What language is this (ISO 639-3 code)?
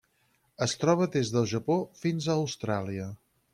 cat